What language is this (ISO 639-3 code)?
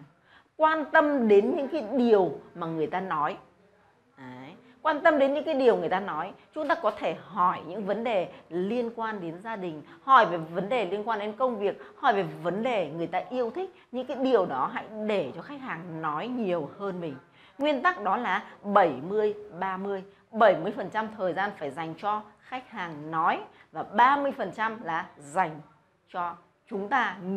vie